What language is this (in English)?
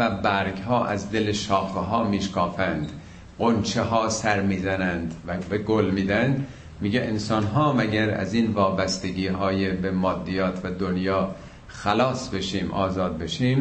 Persian